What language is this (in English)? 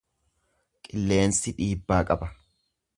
Oromo